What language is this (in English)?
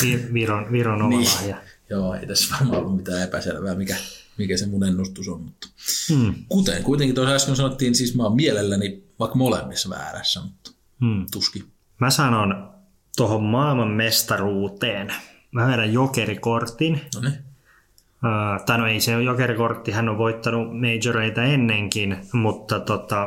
Finnish